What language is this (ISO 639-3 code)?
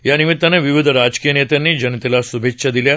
mar